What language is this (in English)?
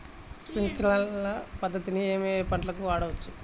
Telugu